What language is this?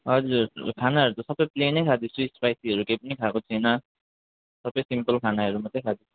Nepali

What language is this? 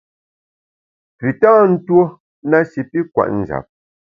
Bamun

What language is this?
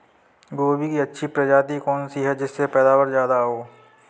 Hindi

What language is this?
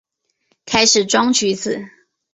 Chinese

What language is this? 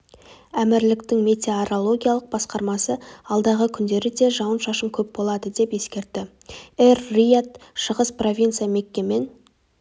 Kazakh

